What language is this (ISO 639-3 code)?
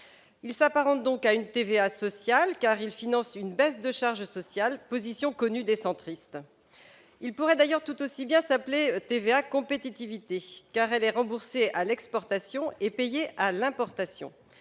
fra